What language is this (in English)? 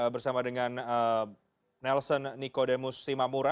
Indonesian